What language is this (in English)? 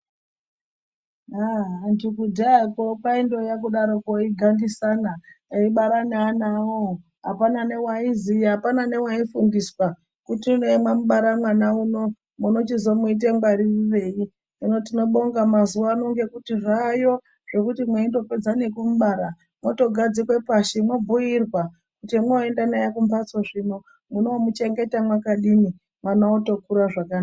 Ndau